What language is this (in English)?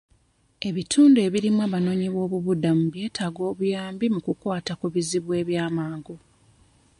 Ganda